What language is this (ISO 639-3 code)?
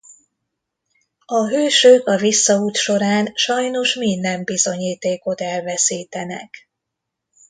hun